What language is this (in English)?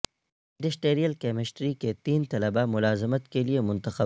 Urdu